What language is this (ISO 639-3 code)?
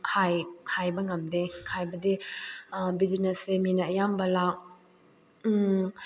mni